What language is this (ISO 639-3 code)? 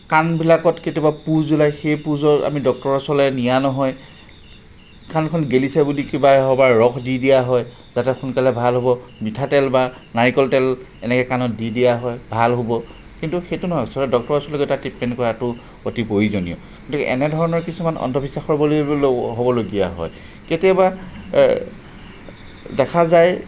asm